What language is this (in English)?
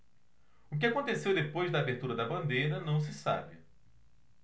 Portuguese